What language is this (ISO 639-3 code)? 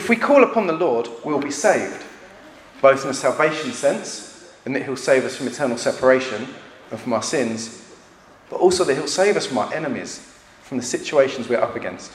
eng